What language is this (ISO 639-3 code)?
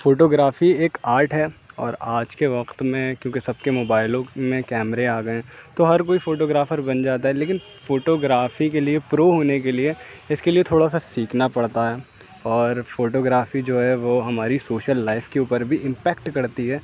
urd